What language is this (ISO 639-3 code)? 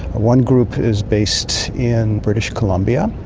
eng